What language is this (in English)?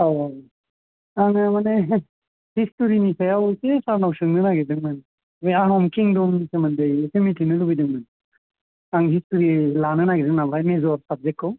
Bodo